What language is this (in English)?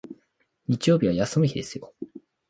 Japanese